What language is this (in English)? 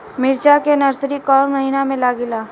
Bhojpuri